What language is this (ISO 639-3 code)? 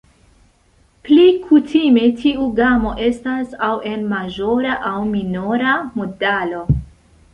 epo